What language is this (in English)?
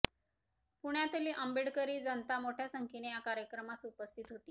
Marathi